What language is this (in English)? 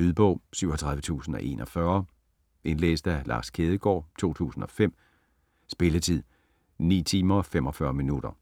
Danish